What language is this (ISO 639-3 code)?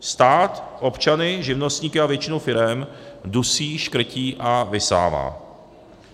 ces